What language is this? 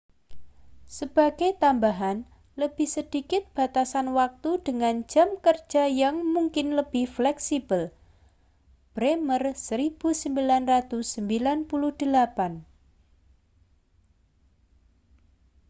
Indonesian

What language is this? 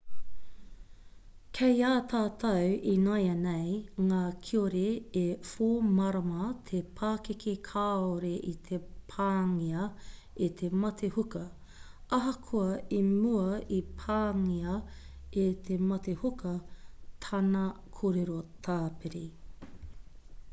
Māori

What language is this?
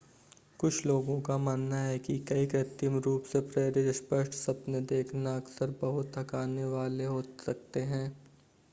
Hindi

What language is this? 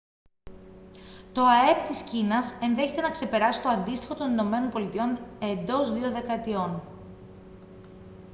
Greek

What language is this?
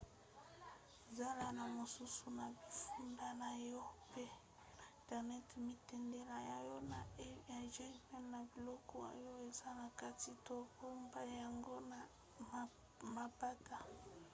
Lingala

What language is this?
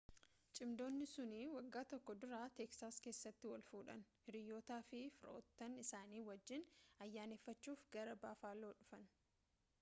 Oromo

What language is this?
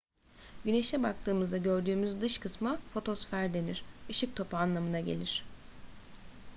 Turkish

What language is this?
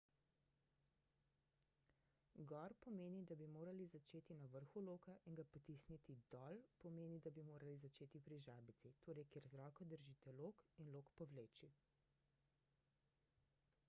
Slovenian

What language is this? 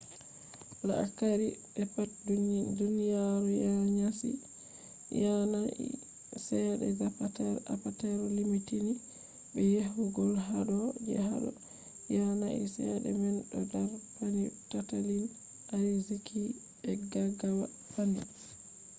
Fula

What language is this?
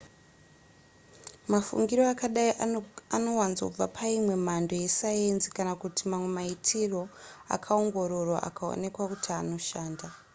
Shona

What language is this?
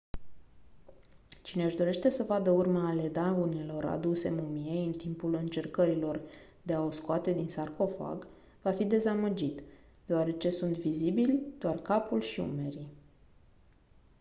Romanian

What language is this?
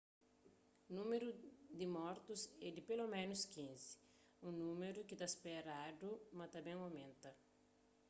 Kabuverdianu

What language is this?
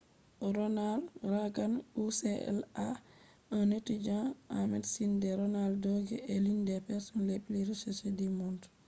Fula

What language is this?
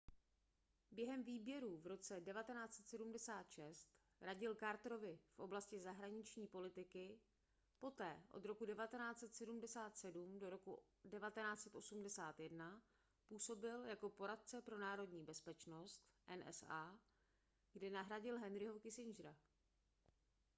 Czech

